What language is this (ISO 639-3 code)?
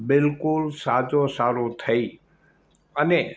guj